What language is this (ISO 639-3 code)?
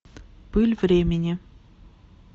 rus